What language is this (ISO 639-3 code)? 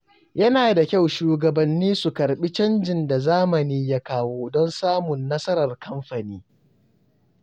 hau